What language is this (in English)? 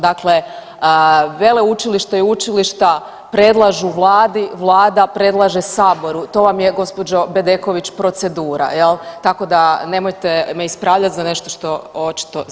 Croatian